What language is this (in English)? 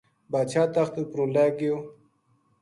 Gujari